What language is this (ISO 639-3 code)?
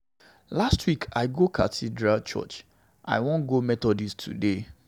pcm